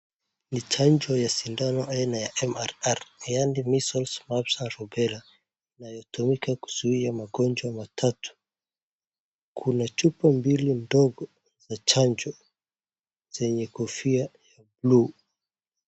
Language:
Swahili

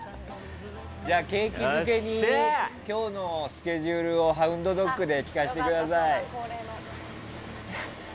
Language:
Japanese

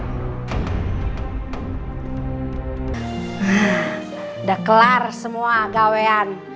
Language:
Indonesian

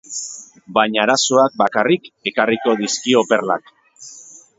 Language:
Basque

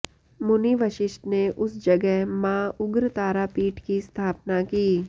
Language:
Sanskrit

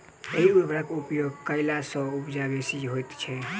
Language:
Maithili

